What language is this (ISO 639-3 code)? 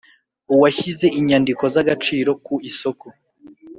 kin